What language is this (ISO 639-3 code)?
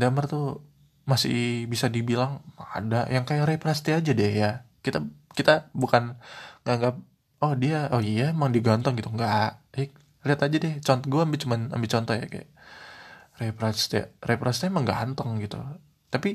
ind